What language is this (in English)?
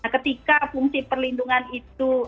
Indonesian